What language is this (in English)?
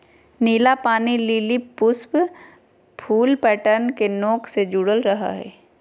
Magahi